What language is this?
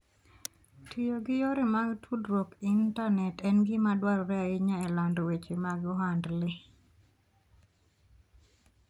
Luo (Kenya and Tanzania)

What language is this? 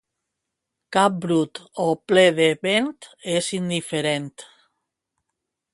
Catalan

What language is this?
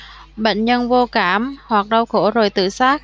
Vietnamese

